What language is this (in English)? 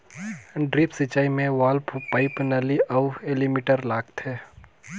Chhattisgarhi